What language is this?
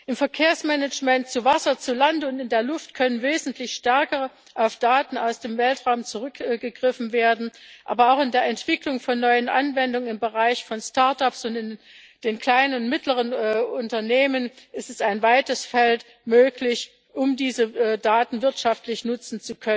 German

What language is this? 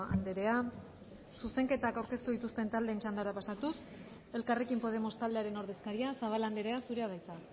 Basque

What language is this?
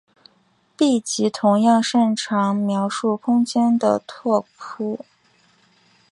Chinese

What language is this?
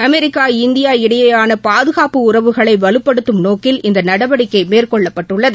Tamil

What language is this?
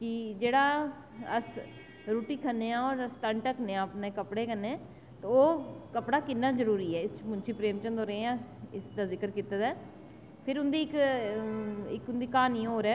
Dogri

